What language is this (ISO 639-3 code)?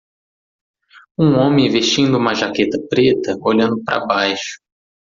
por